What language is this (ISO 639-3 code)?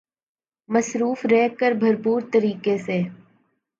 urd